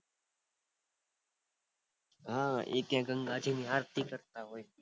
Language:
Gujarati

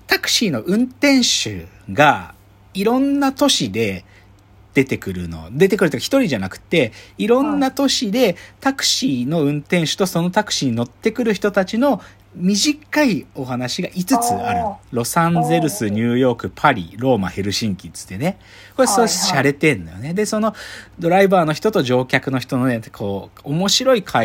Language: Japanese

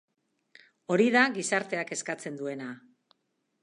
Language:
Basque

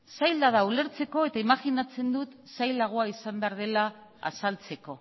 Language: Basque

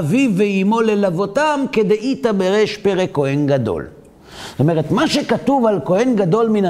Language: Hebrew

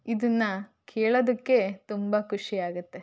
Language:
Kannada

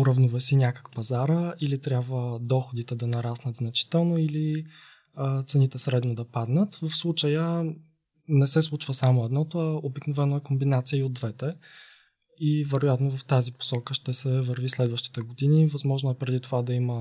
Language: Bulgarian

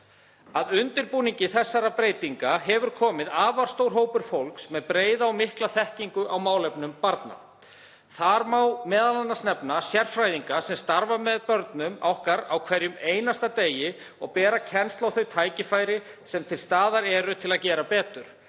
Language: Icelandic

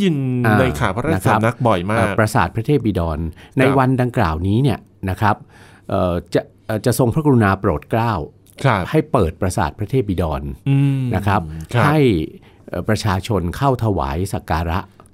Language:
Thai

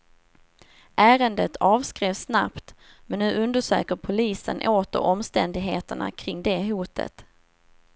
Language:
Swedish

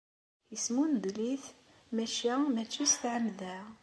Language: Kabyle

